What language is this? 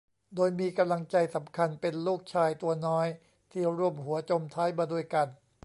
Thai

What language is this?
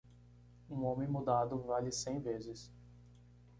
Portuguese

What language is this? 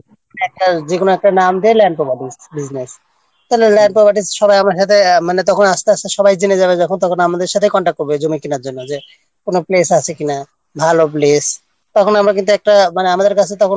Bangla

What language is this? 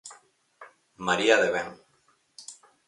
Galician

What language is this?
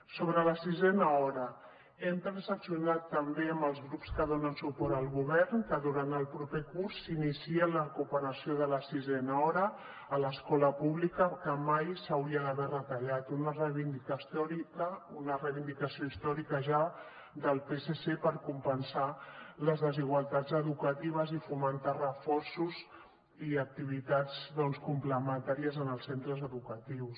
Catalan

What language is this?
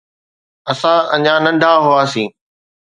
Sindhi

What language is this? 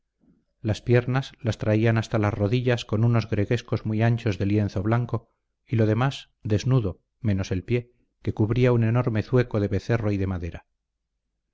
Spanish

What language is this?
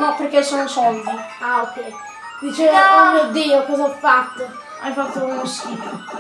Italian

